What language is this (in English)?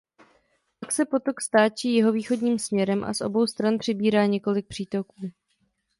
Czech